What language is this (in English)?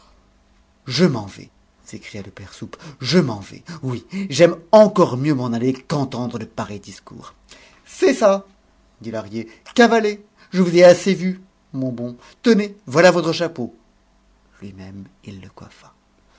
French